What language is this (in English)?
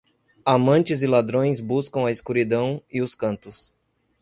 Portuguese